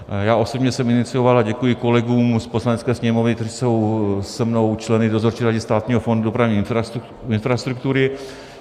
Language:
Czech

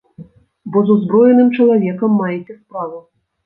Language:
Belarusian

